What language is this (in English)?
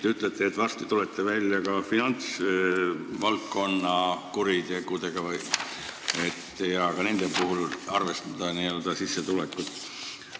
Estonian